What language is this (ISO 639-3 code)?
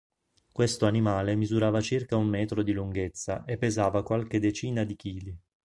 ita